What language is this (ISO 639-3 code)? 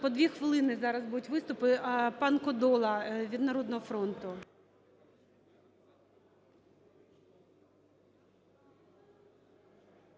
ukr